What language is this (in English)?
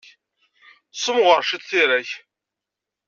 Kabyle